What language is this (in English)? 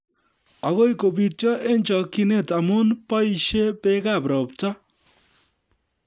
Kalenjin